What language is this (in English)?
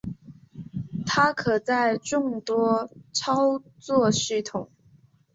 Chinese